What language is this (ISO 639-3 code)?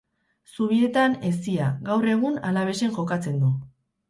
eus